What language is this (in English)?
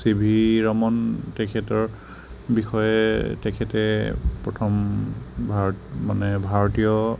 Assamese